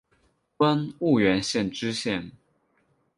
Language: Chinese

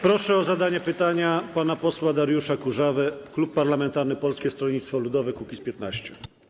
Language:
Polish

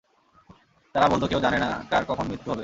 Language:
Bangla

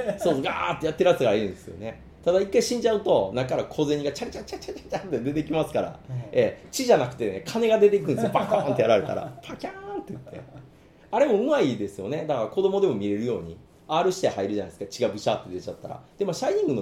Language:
Japanese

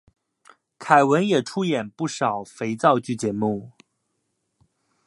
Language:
Chinese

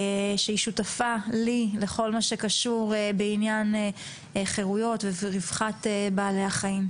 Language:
Hebrew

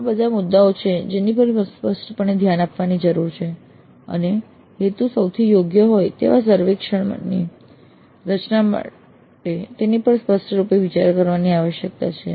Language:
Gujarati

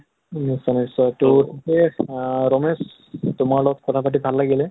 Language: Assamese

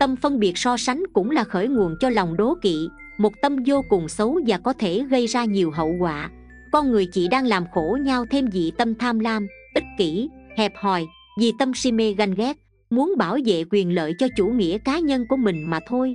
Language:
Vietnamese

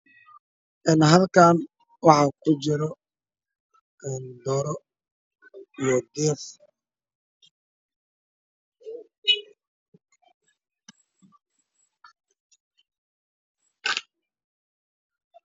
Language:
Somali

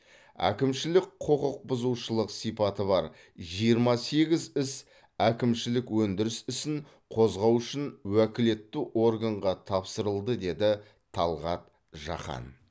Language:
Kazakh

